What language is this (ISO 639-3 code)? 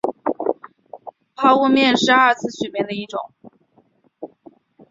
zho